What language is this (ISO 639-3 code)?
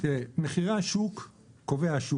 heb